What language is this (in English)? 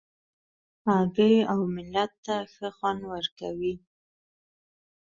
Pashto